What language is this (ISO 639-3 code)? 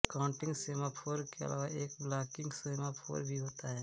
hin